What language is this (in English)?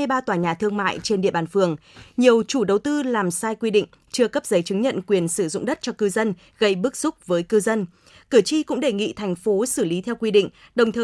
Vietnamese